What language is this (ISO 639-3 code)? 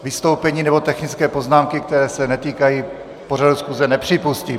ces